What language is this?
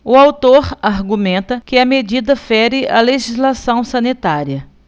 Portuguese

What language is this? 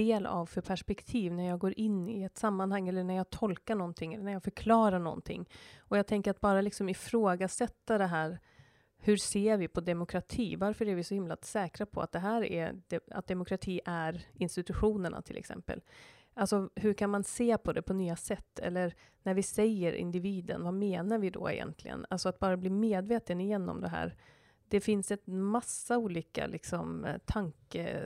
Swedish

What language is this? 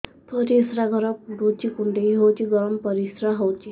Odia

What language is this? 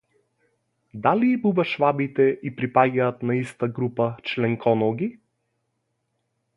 Macedonian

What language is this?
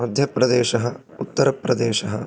Sanskrit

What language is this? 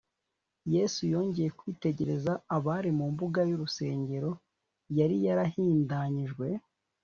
Kinyarwanda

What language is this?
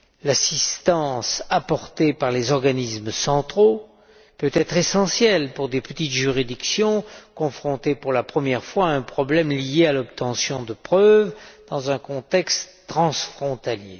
French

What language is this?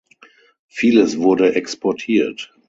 German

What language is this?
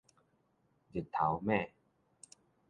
Min Nan Chinese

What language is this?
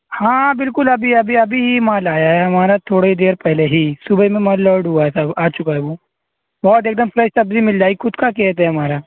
Urdu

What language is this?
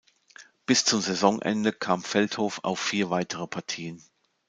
German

